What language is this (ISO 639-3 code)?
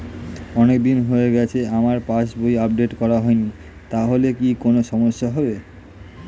ben